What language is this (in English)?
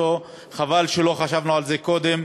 Hebrew